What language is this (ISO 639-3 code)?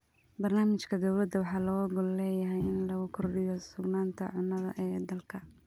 som